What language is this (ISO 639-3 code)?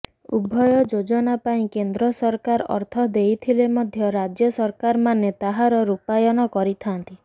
ori